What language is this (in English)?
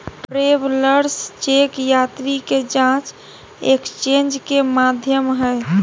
Magahi